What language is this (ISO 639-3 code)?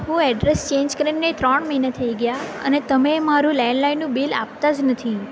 guj